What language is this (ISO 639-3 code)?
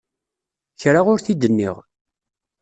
kab